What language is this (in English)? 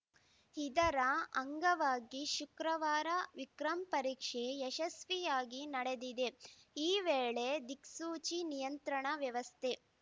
Kannada